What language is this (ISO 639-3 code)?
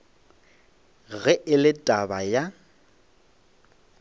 nso